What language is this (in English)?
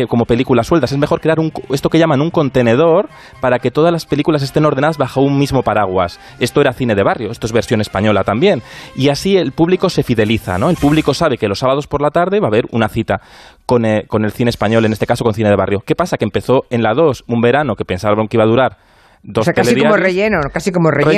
Spanish